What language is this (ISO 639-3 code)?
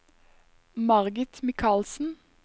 nor